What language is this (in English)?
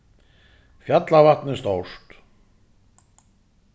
Faroese